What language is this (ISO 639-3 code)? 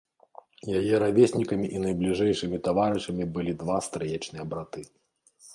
bel